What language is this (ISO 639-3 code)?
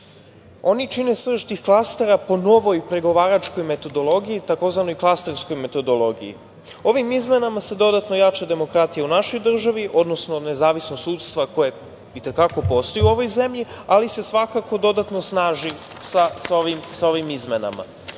srp